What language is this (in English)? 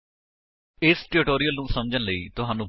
Punjabi